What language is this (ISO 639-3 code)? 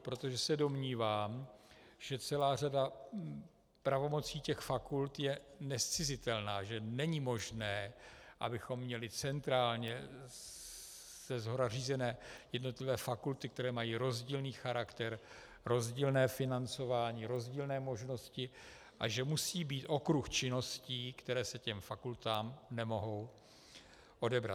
ces